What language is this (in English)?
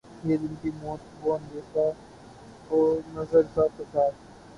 Urdu